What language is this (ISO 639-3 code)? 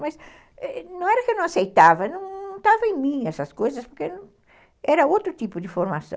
por